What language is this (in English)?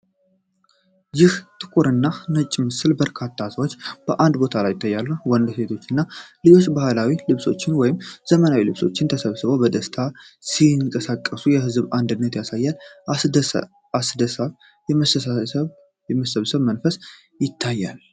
Amharic